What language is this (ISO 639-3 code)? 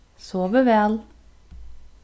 fao